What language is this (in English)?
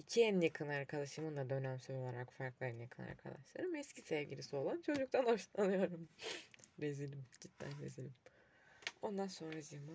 Turkish